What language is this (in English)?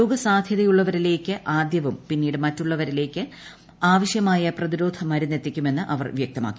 Malayalam